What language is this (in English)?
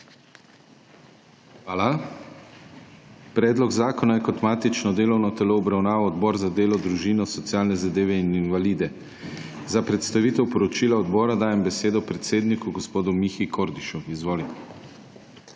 Slovenian